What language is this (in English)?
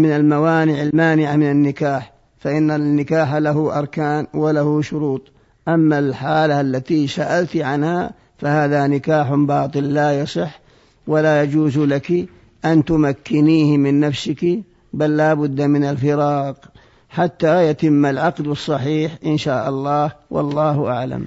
Arabic